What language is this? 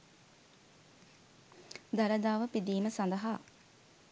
Sinhala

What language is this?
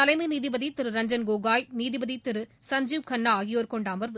Tamil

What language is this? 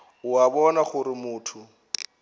Northern Sotho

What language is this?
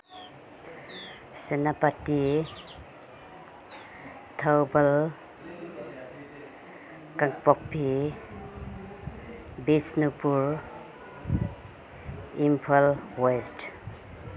Manipuri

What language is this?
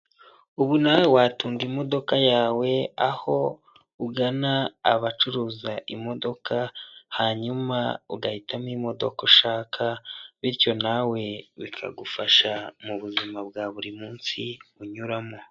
Kinyarwanda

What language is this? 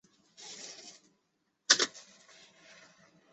Chinese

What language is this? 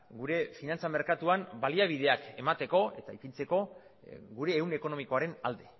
Basque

